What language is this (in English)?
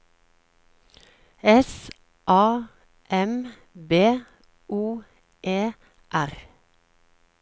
Norwegian